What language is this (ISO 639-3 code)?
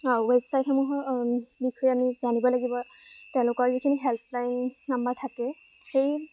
asm